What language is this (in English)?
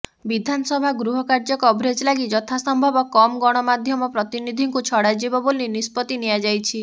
Odia